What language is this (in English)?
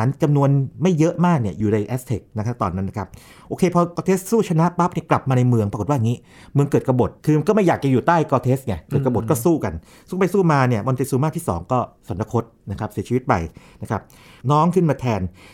Thai